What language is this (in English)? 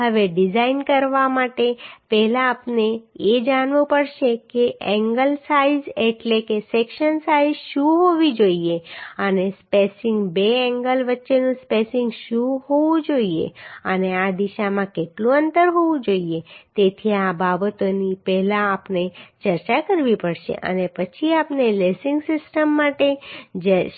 Gujarati